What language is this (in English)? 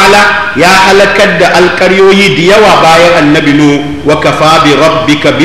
Arabic